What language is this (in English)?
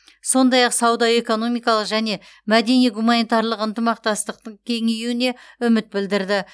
Kazakh